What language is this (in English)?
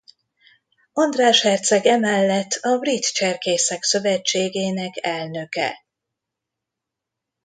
Hungarian